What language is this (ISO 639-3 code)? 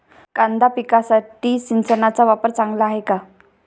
mar